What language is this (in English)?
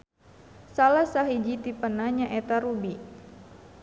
Sundanese